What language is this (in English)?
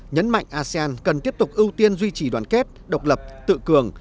Vietnamese